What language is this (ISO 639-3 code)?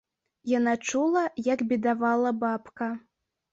bel